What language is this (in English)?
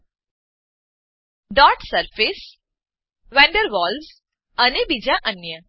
Gujarati